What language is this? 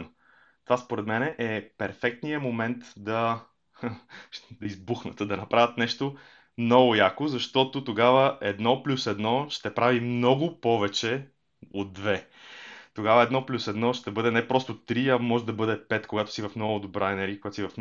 Bulgarian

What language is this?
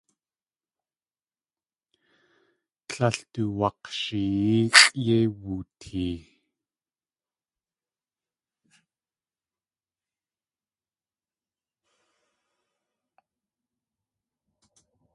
Tlingit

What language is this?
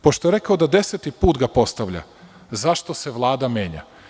Serbian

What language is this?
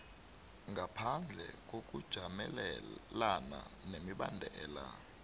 South Ndebele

